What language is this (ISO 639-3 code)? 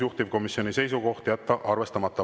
est